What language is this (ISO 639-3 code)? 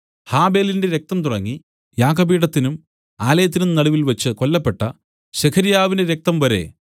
mal